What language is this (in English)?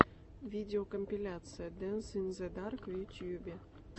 Russian